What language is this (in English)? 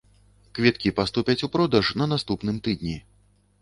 Belarusian